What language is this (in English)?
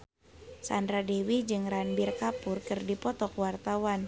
Sundanese